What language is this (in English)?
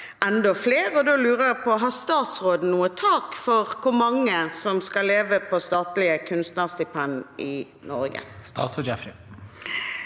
Norwegian